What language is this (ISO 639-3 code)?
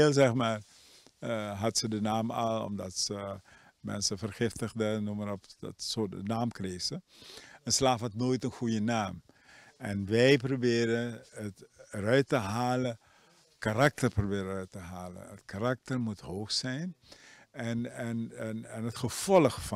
nld